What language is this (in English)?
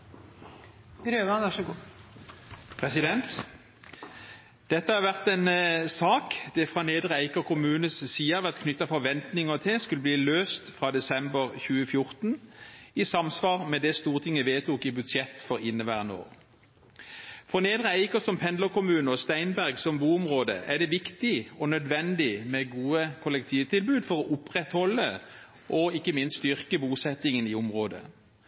Norwegian Bokmål